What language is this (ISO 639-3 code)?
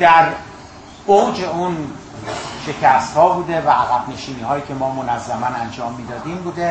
fas